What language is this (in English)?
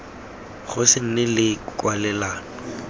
Tswana